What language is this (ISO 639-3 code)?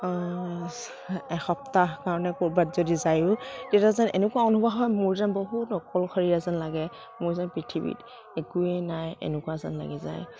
asm